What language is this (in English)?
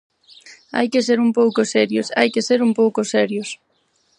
Galician